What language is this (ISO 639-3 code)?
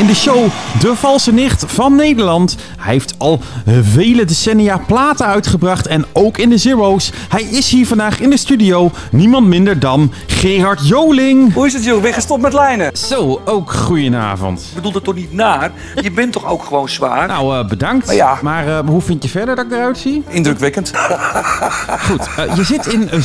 nld